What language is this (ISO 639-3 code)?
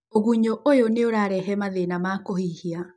kik